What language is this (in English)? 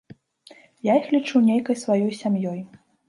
Belarusian